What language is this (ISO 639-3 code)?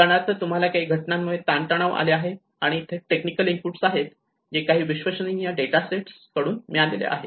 mar